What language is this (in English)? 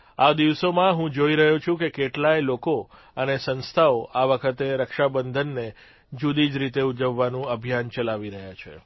Gujarati